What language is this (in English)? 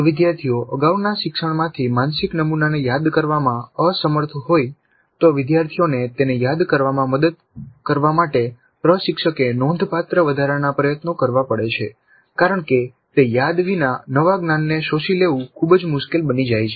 Gujarati